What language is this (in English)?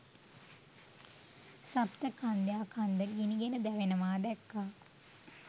Sinhala